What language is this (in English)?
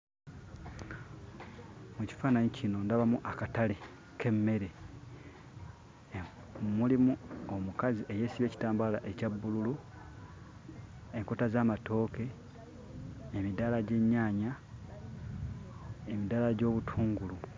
Ganda